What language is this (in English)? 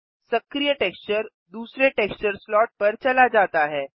Hindi